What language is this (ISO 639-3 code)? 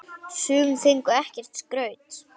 isl